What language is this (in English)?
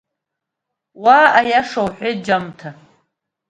Abkhazian